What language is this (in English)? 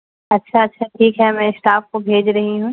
Urdu